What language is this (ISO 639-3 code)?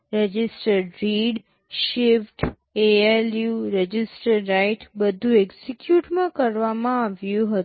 guj